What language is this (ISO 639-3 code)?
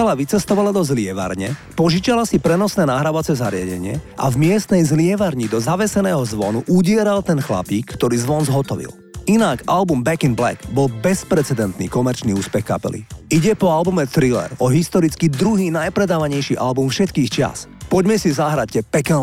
slk